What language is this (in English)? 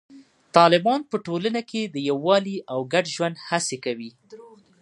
Pashto